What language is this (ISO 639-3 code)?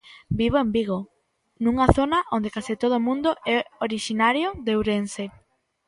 glg